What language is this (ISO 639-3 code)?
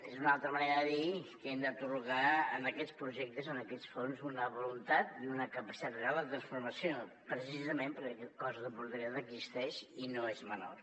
cat